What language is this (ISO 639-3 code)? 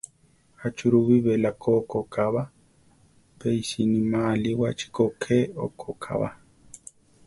tar